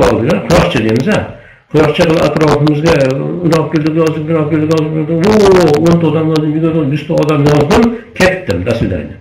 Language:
Turkish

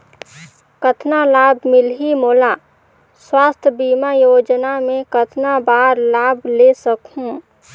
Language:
Chhattisgarhi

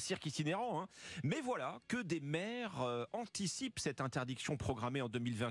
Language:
French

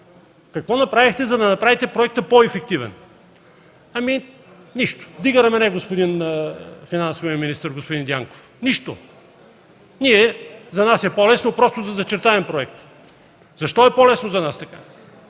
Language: Bulgarian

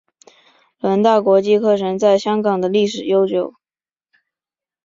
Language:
Chinese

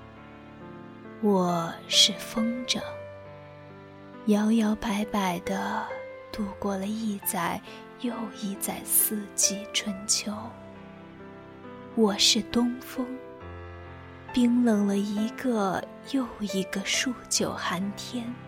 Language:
Chinese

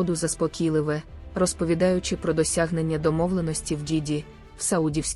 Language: Ukrainian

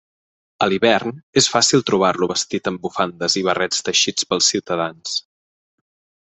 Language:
Catalan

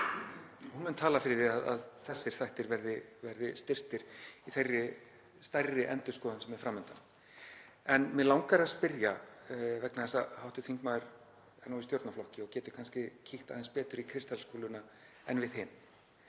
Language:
Icelandic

